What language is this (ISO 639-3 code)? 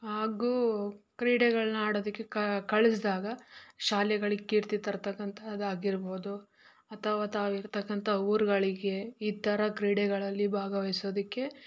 kan